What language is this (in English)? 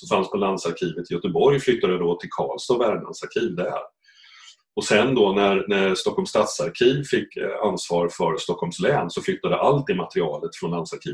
Swedish